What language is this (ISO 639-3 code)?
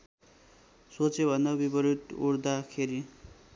nep